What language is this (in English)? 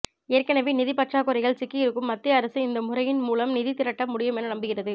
Tamil